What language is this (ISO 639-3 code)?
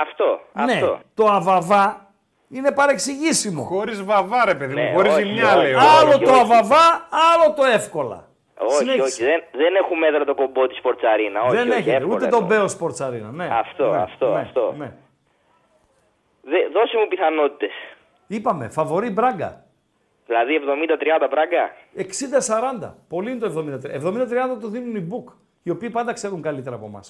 ell